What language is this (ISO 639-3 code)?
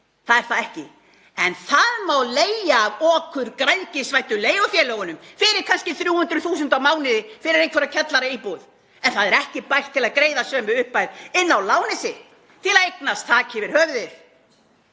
isl